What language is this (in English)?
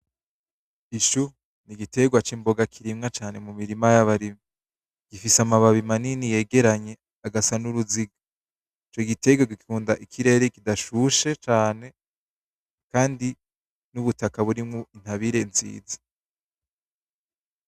Rundi